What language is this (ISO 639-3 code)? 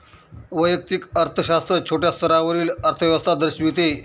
mar